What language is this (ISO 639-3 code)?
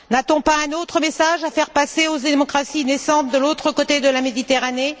fra